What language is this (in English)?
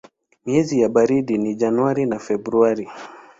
Swahili